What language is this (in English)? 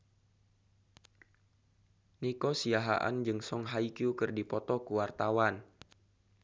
Sundanese